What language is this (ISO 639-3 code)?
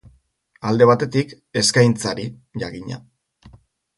eus